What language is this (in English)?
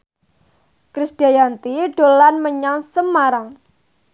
Javanese